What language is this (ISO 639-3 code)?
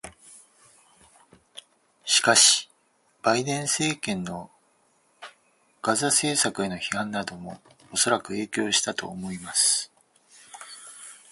jpn